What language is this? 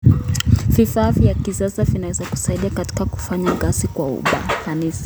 Kalenjin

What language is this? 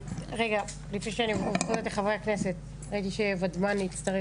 Hebrew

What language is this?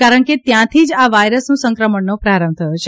Gujarati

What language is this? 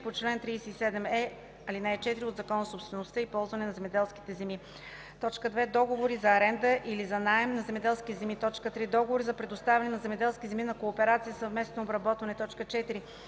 Bulgarian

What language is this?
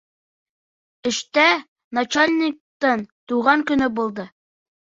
Bashkir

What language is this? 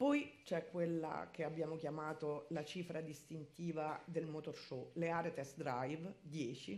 Italian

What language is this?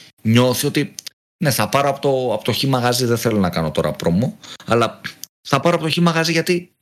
Greek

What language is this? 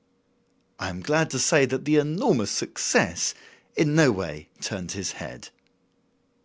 English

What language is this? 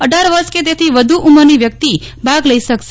Gujarati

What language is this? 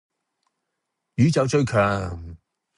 Cantonese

